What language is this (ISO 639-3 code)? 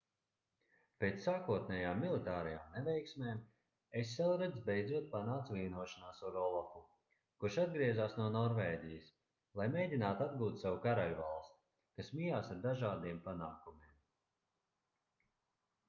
lav